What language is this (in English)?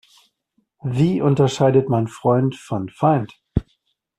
German